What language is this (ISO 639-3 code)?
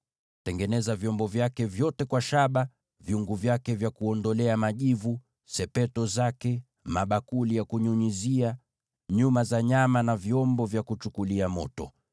swa